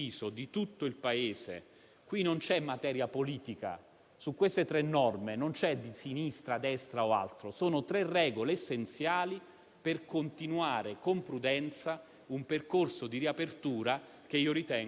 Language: Italian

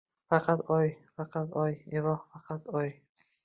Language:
Uzbek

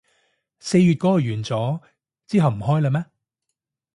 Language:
Cantonese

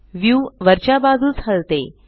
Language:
Marathi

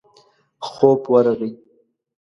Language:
Pashto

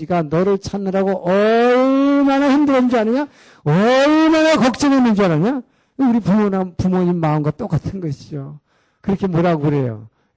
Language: Korean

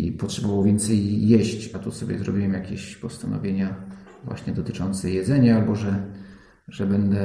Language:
Polish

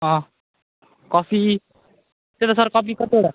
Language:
Nepali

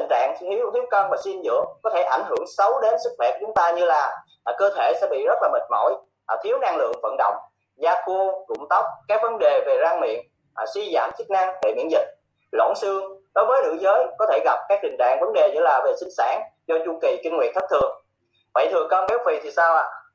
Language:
Vietnamese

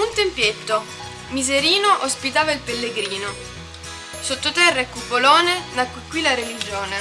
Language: Italian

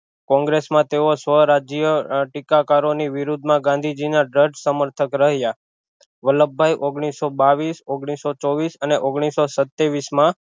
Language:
Gujarati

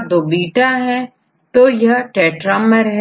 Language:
Hindi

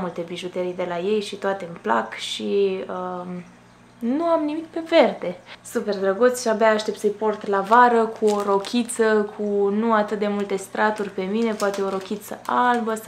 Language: Romanian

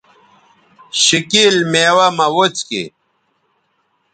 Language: Bateri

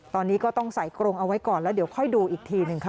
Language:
Thai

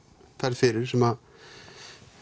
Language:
Icelandic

